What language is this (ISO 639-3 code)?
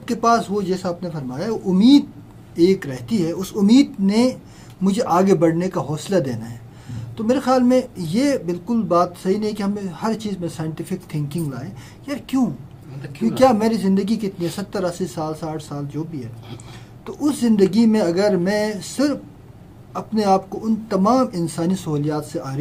urd